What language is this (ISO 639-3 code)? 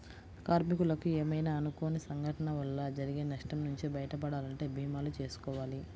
tel